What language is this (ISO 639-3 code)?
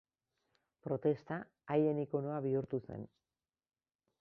eus